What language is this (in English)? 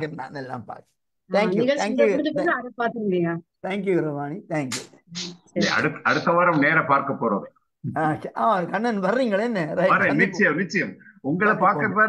Tamil